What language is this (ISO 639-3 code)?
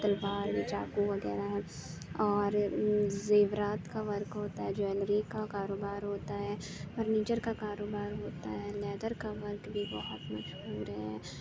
urd